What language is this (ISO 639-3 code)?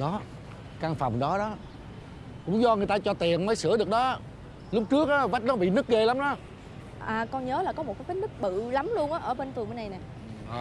vie